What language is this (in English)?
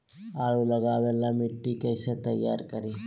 Magahi